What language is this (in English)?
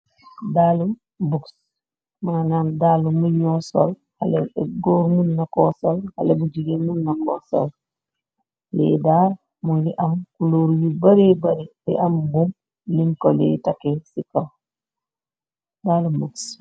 Wolof